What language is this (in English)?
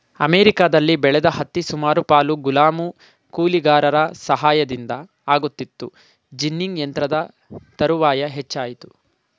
Kannada